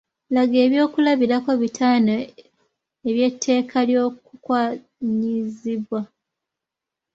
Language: Ganda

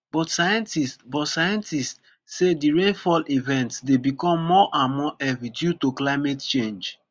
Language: Nigerian Pidgin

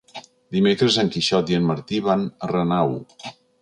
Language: Catalan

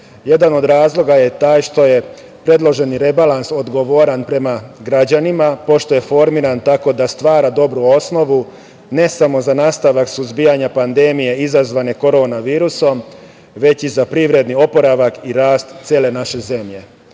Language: Serbian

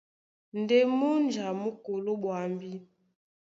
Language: Duala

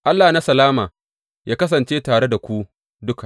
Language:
Hausa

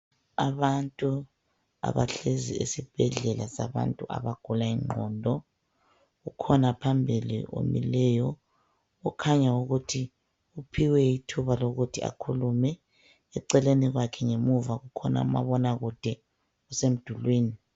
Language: North Ndebele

